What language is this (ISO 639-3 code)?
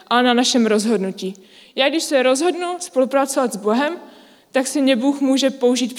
ces